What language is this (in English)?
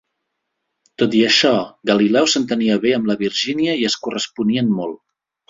Catalan